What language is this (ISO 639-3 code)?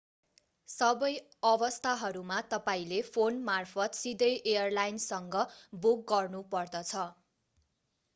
nep